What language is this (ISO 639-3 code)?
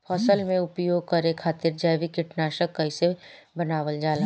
bho